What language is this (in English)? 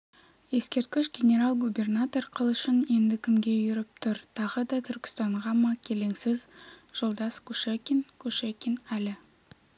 Kazakh